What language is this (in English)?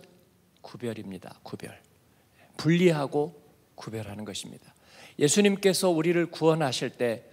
Korean